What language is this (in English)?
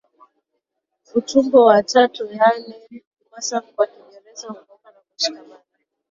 Swahili